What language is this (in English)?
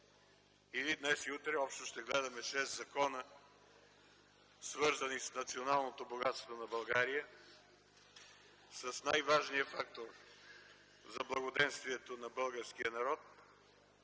Bulgarian